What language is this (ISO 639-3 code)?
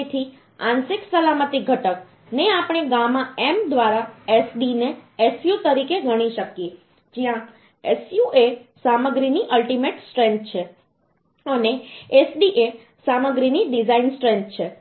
guj